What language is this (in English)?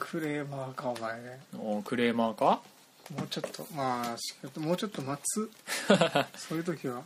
Japanese